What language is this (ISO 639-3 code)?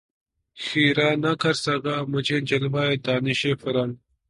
urd